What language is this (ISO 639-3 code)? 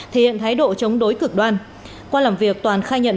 vie